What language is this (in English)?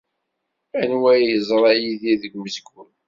Kabyle